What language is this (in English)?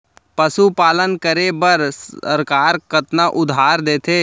Chhattisgarhi